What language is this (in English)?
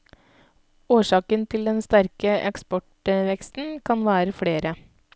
Norwegian